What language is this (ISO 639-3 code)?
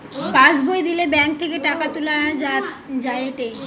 ben